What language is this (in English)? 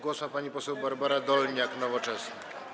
Polish